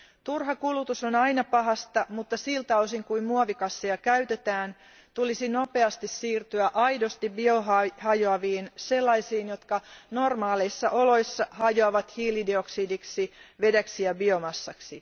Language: Finnish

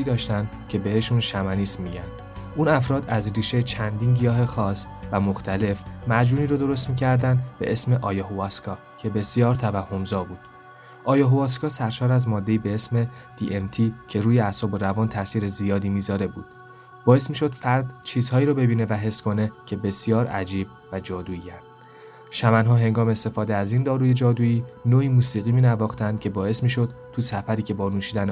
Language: Persian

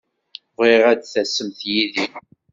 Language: Kabyle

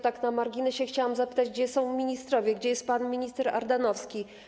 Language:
Polish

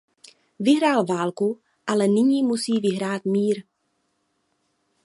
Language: Czech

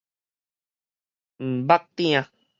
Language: Min Nan Chinese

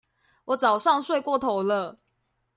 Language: Chinese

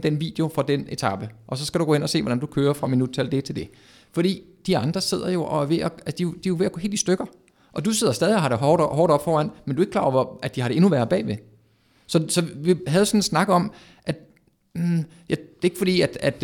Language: Danish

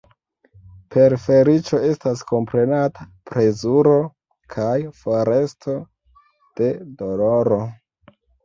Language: Esperanto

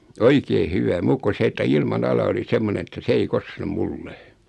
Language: Finnish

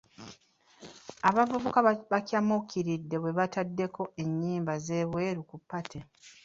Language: Ganda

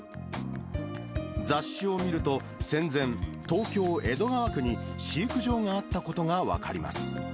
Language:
Japanese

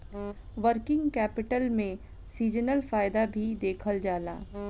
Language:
Bhojpuri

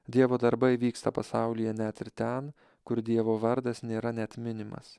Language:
Lithuanian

